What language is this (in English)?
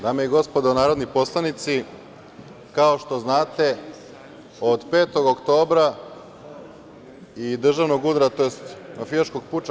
Serbian